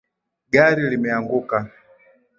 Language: Swahili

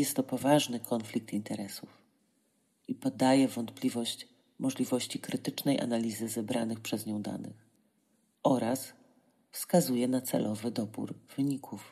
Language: Polish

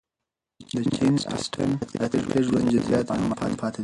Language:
Pashto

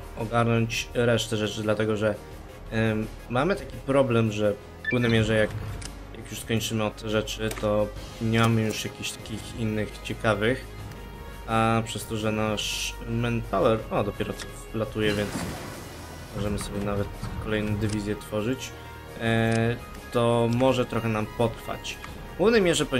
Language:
Polish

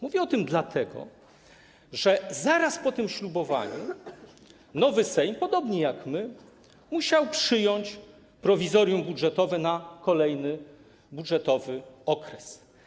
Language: Polish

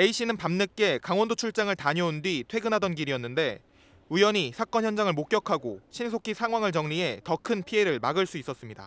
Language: Korean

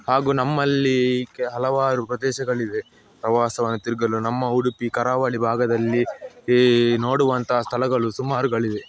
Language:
Kannada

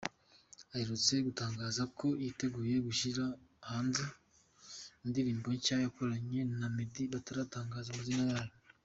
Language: Kinyarwanda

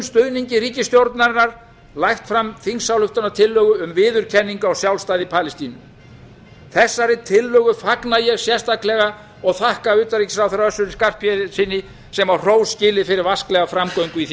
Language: Icelandic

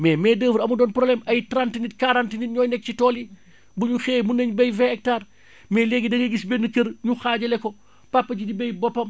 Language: Wolof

